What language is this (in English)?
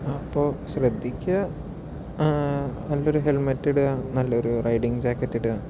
Malayalam